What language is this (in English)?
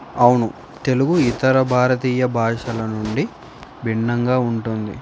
Telugu